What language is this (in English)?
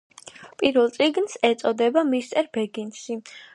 Georgian